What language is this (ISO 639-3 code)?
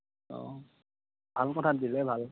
asm